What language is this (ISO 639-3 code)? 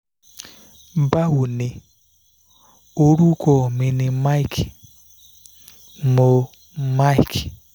yor